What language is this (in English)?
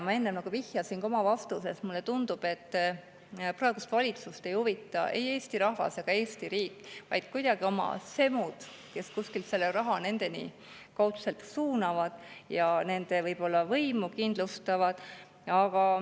Estonian